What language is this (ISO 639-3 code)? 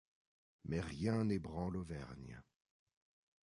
fra